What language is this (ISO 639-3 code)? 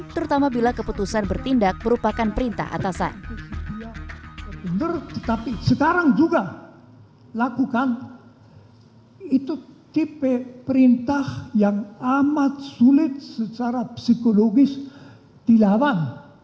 ind